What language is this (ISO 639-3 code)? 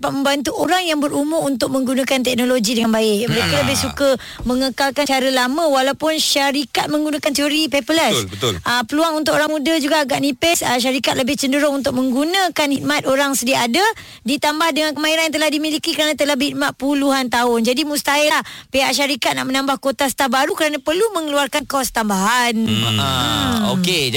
msa